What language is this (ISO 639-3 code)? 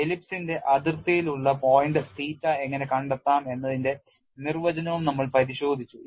mal